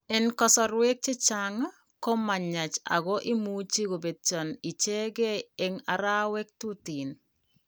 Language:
Kalenjin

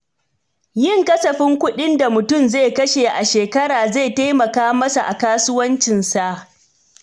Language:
Hausa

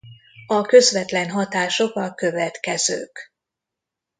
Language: Hungarian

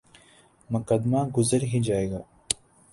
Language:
Urdu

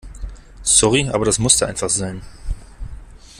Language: German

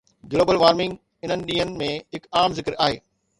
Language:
Sindhi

